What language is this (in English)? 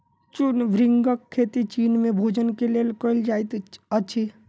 Maithili